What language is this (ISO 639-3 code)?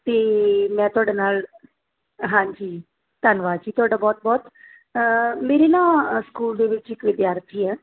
pan